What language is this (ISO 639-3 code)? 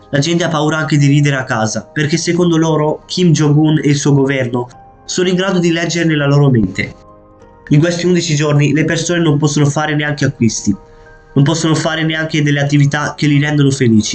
ita